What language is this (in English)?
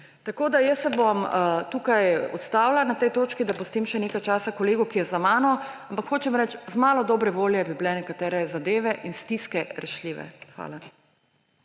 Slovenian